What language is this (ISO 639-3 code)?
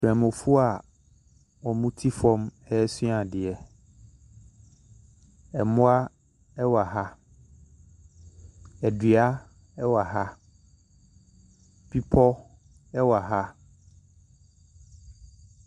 aka